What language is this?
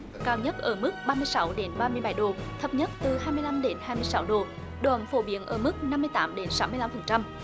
Vietnamese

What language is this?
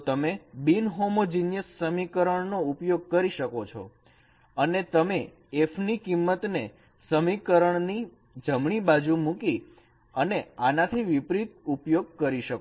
Gujarati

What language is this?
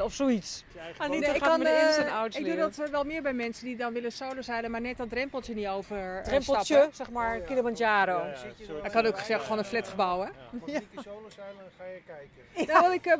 Dutch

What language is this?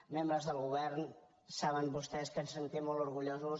Catalan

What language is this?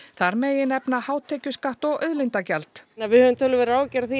Icelandic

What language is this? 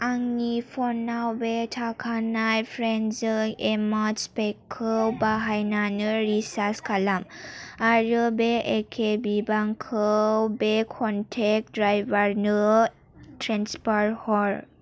Bodo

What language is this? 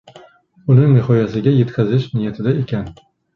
Uzbek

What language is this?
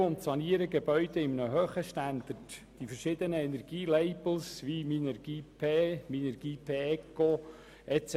Swiss German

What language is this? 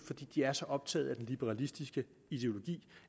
Danish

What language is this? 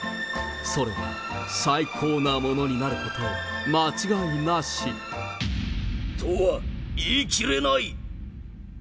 Japanese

